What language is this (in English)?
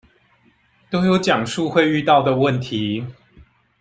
Chinese